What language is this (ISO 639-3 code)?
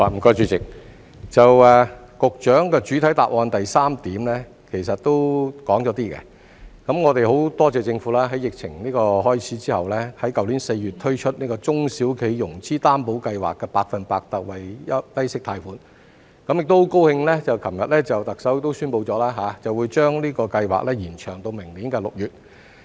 yue